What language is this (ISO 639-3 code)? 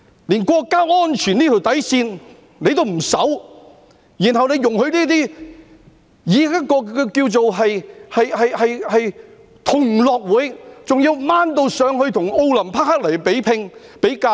yue